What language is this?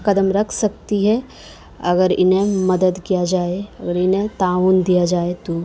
Urdu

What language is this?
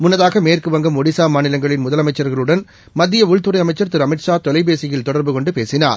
Tamil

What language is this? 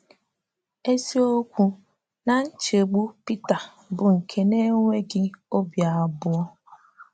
Igbo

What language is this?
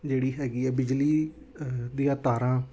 Punjabi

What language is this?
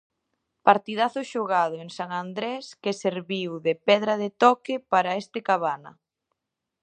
Galician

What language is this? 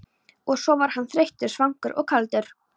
Icelandic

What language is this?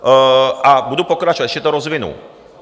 Czech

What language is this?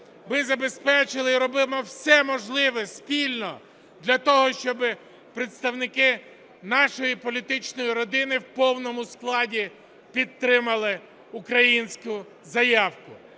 Ukrainian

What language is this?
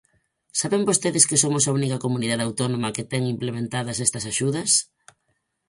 Galician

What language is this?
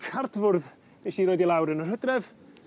Welsh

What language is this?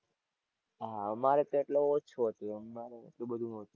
Gujarati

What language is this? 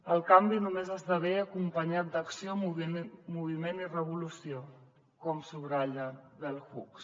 Catalan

